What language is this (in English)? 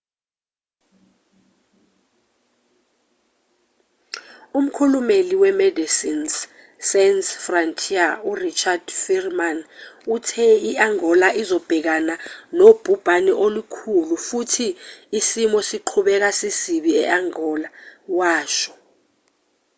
Zulu